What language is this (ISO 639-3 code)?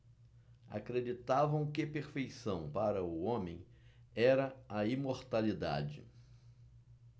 por